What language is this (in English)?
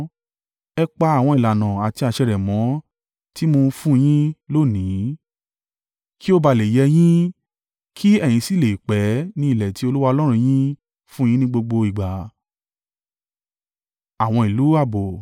Yoruba